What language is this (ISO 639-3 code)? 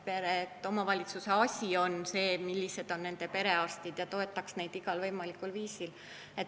est